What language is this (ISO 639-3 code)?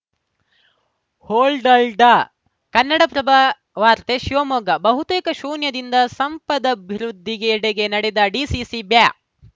kan